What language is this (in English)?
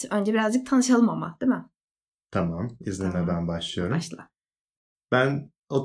Turkish